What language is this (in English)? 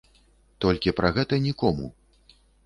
Belarusian